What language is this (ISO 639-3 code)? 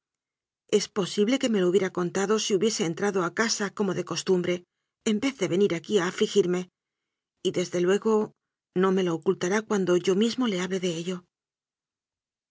spa